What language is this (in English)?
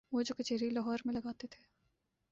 Urdu